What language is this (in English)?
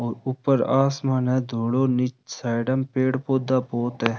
Rajasthani